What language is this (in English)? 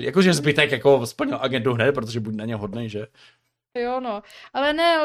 Czech